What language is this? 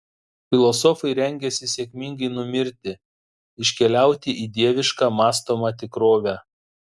Lithuanian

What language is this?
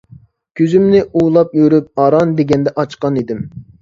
Uyghur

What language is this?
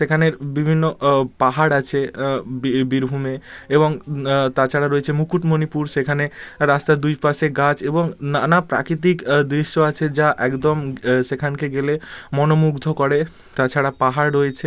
Bangla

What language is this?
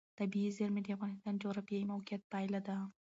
Pashto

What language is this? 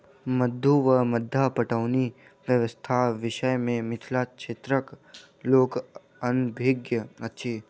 Maithili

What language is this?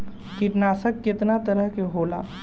Bhojpuri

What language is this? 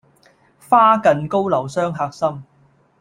Cantonese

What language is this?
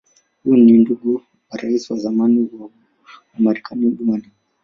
Swahili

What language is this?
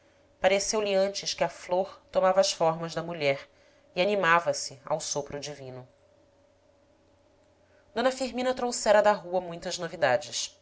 Portuguese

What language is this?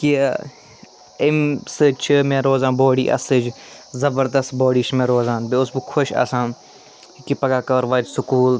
Kashmiri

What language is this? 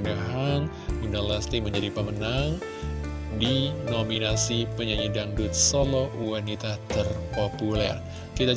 Indonesian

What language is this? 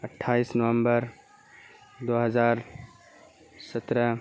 Urdu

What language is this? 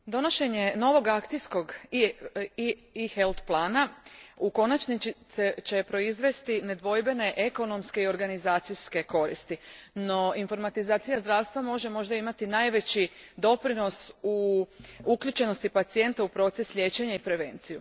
Croatian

